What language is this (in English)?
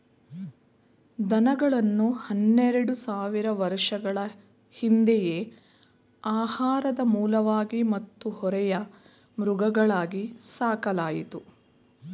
Kannada